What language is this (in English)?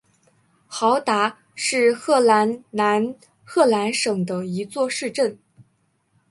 Chinese